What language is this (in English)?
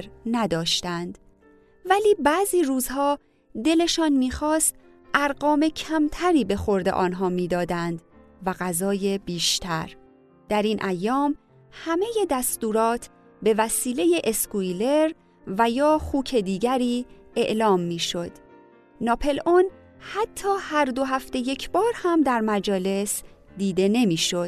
Persian